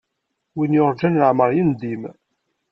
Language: Kabyle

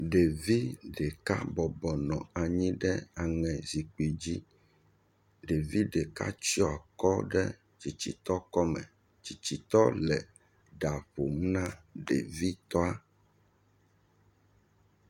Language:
Ewe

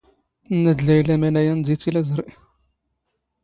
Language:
Standard Moroccan Tamazight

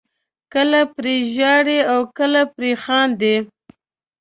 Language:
Pashto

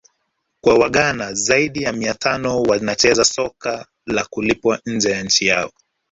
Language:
Swahili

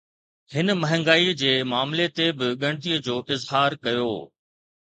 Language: Sindhi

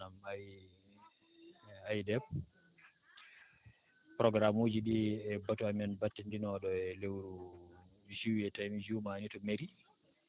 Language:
Fula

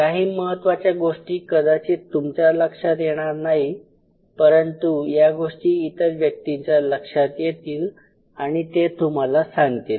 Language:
Marathi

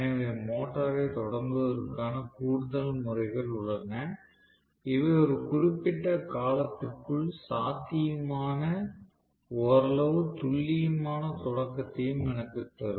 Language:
Tamil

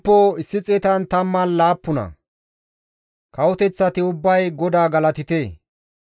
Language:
Gamo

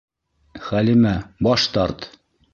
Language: Bashkir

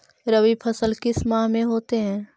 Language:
Magahi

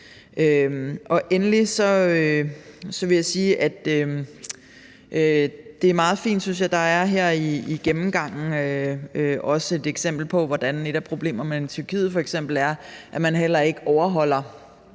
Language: Danish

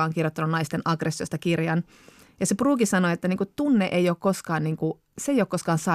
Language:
Finnish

